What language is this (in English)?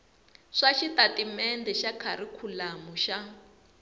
Tsonga